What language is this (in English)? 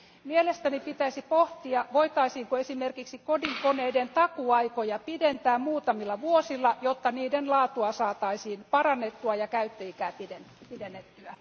Finnish